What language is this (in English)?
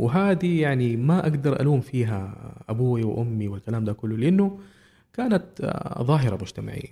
Arabic